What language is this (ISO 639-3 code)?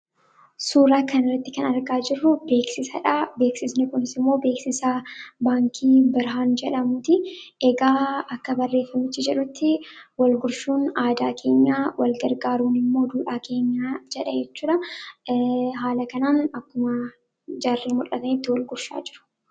orm